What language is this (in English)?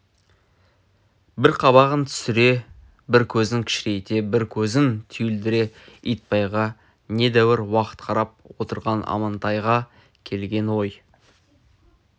Kazakh